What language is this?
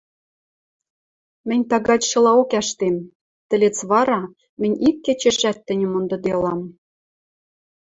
Western Mari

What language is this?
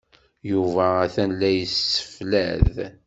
Kabyle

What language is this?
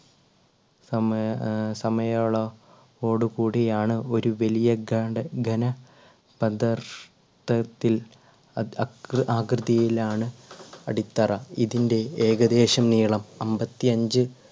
Malayalam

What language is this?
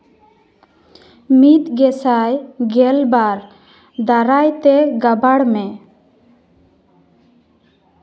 Santali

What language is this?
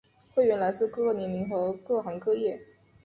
Chinese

